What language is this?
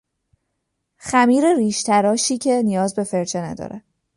Persian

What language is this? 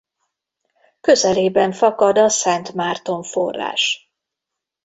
Hungarian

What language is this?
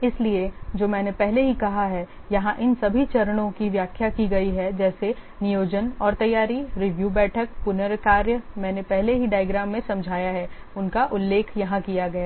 Hindi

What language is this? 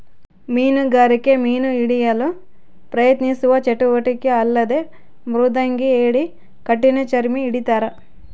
Kannada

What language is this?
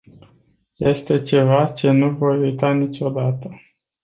Romanian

